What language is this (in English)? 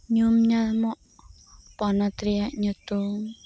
Santali